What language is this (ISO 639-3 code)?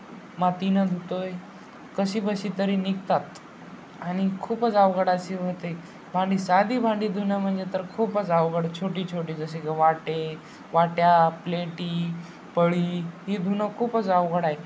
mar